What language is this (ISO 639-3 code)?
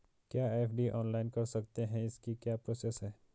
hin